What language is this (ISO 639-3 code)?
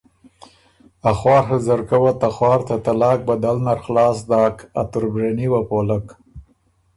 oru